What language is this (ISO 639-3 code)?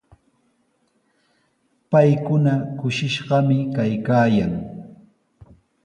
qws